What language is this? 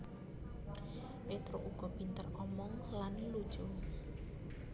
Javanese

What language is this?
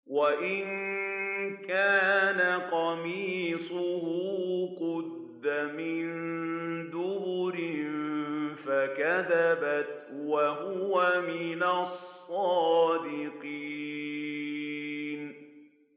Arabic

